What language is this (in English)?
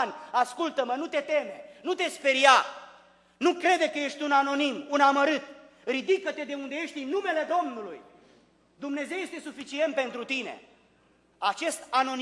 Romanian